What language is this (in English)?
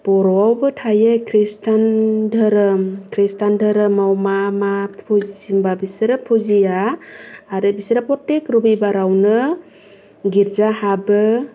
Bodo